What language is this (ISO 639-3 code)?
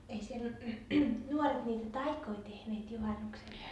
fin